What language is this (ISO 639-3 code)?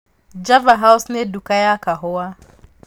kik